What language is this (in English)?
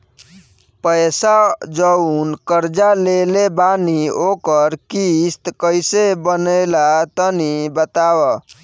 Bhojpuri